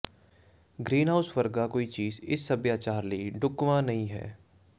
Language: Punjabi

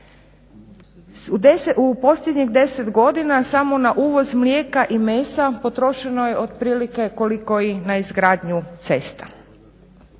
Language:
Croatian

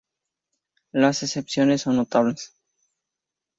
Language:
Spanish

